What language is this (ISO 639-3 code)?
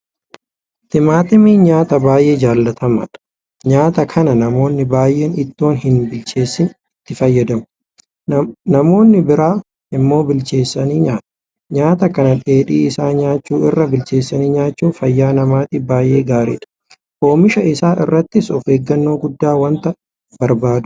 orm